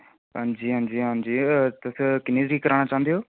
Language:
Dogri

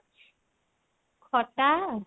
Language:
Odia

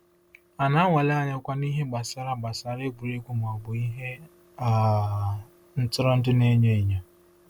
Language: Igbo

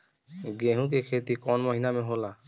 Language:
Bhojpuri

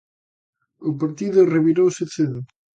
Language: Galician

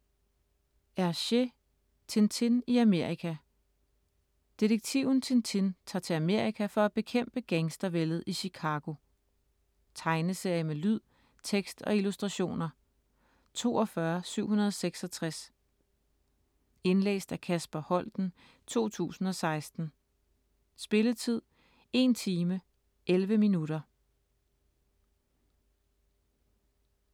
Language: Danish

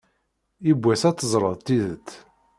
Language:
Kabyle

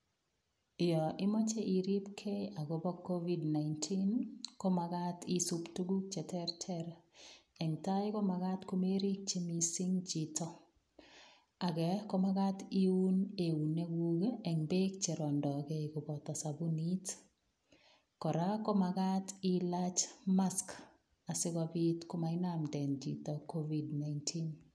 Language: Kalenjin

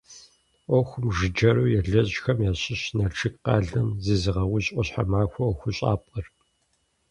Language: Kabardian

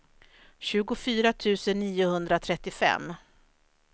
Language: Swedish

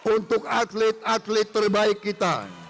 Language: Indonesian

